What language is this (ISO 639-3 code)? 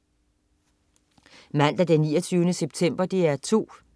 dan